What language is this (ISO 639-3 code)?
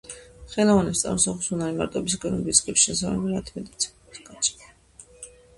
kat